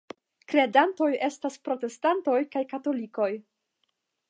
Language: Esperanto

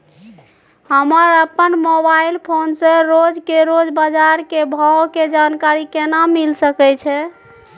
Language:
Maithili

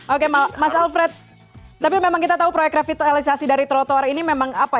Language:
Indonesian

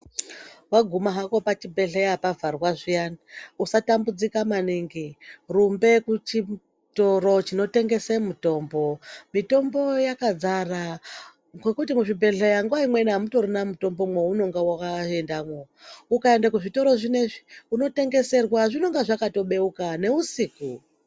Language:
Ndau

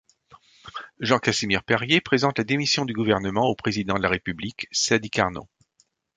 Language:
French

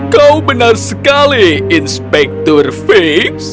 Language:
Indonesian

